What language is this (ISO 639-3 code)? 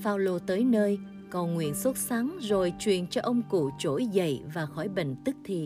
vie